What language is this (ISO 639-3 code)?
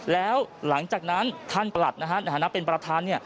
tha